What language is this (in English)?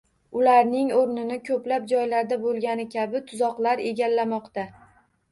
Uzbek